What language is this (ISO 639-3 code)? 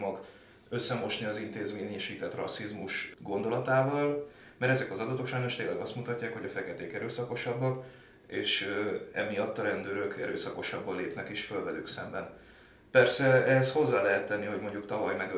hun